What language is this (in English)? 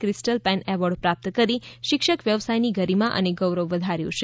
Gujarati